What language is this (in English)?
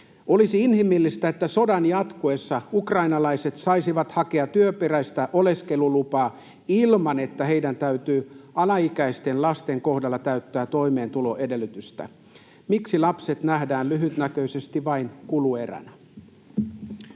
Finnish